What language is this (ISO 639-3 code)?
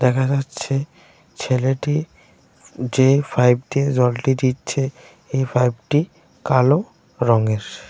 ben